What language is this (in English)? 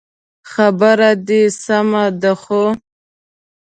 Pashto